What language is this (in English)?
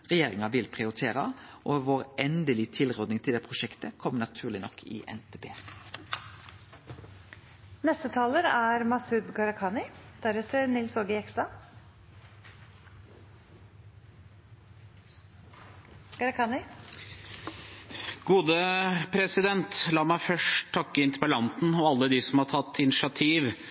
Norwegian